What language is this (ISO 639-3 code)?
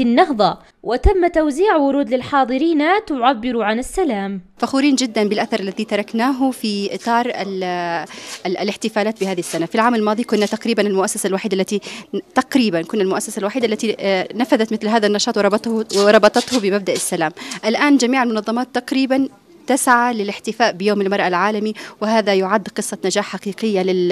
ara